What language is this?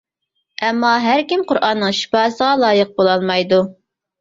Uyghur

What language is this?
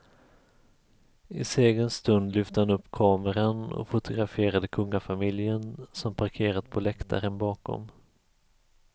Swedish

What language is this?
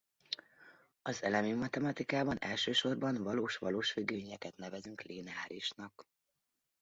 Hungarian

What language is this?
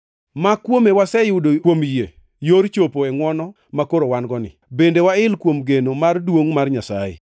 Luo (Kenya and Tanzania)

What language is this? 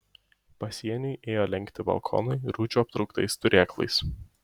Lithuanian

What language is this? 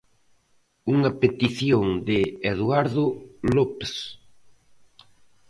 Galician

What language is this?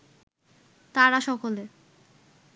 Bangla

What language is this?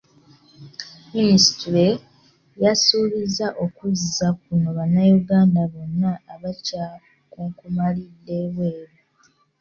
Ganda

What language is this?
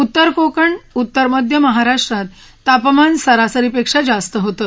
Marathi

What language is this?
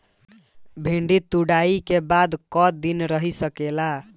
Bhojpuri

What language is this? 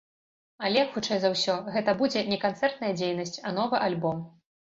Belarusian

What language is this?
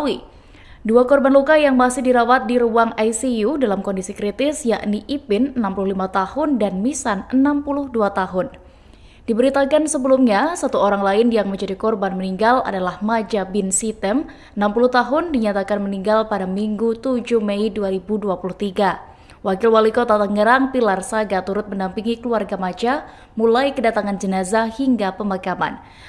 Indonesian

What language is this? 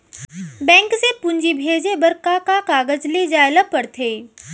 Chhattisgarhi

